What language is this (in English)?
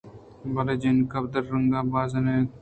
Eastern Balochi